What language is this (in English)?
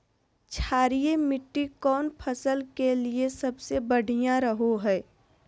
Magahi